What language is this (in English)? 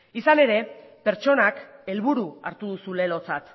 Basque